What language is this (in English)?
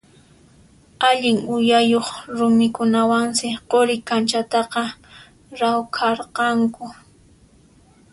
Puno Quechua